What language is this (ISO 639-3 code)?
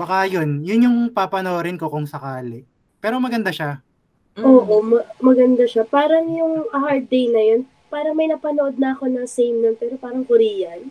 fil